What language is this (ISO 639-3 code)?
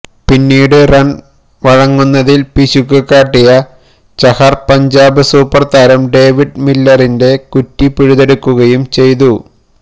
mal